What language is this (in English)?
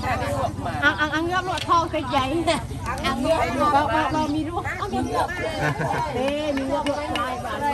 Thai